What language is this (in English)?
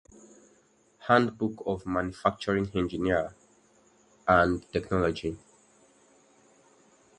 English